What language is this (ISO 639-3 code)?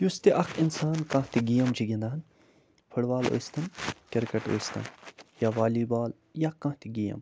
kas